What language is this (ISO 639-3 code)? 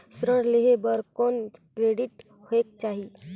hne